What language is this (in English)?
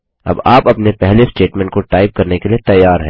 Hindi